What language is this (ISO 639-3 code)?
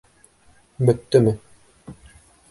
bak